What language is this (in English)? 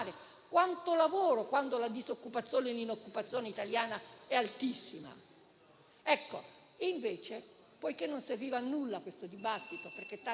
Italian